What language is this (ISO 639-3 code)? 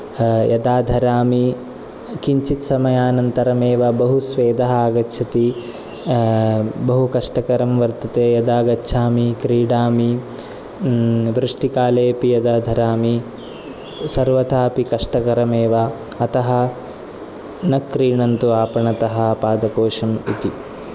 san